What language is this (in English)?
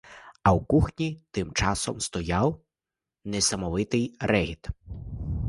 Ukrainian